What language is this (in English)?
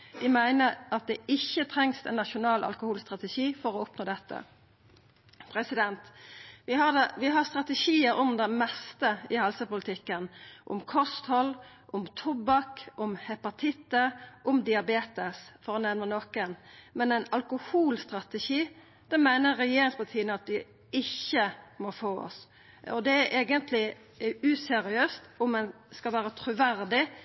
Norwegian Nynorsk